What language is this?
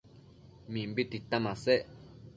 Matsés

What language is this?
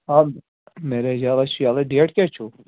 Kashmiri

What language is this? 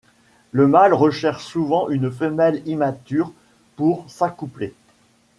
French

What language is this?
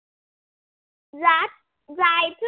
Marathi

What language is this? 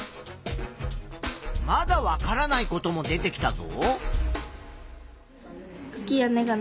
Japanese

